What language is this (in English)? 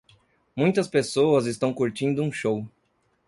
Portuguese